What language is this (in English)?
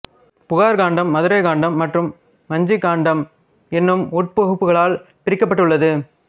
Tamil